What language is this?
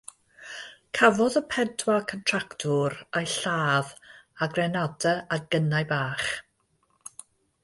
Welsh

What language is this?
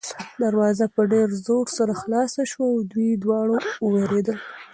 Pashto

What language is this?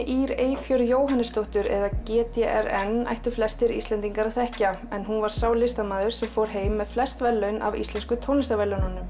Icelandic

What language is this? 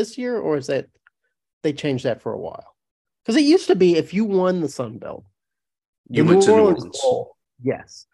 English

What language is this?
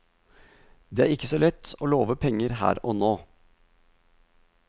Norwegian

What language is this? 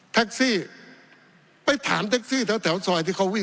Thai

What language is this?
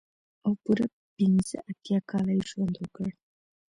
Pashto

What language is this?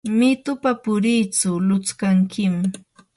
Yanahuanca Pasco Quechua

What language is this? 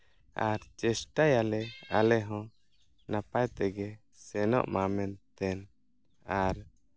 Santali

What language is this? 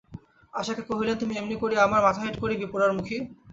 Bangla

